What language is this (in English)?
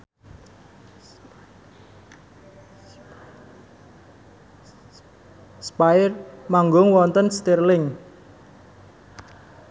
Javanese